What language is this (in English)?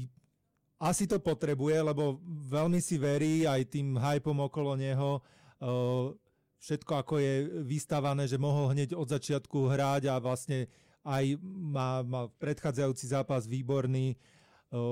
Slovak